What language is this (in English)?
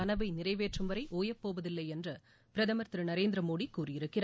Tamil